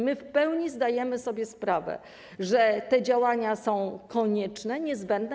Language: Polish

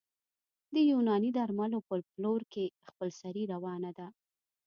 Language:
Pashto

